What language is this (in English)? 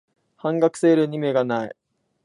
Japanese